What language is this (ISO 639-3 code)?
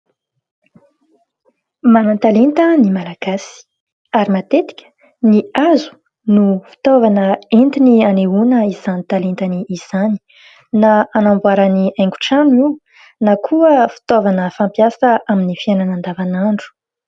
mlg